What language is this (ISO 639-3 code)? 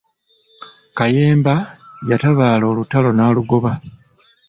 lug